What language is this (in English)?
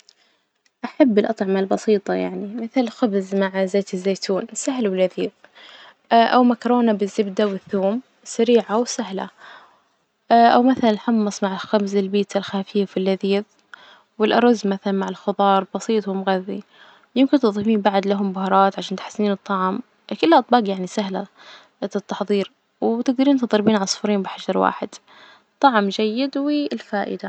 Najdi Arabic